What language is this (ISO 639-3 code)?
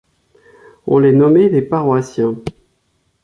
fra